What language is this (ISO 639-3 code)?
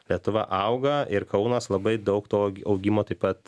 lit